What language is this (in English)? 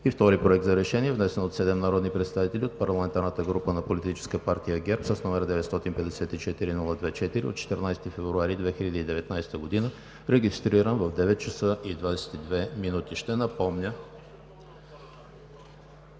Bulgarian